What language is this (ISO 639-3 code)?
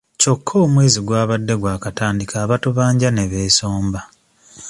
lug